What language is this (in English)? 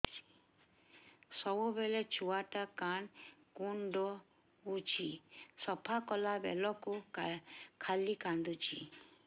Odia